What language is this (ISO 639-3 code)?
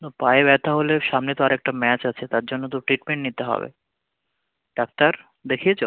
ben